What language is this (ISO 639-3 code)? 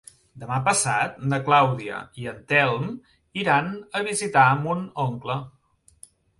cat